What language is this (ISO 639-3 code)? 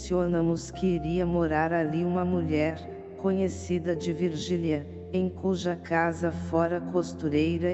por